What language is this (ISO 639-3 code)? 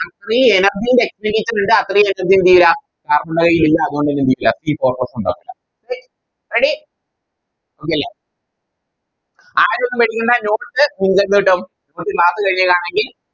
mal